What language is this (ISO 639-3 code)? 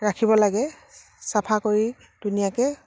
asm